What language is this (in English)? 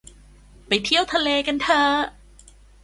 Thai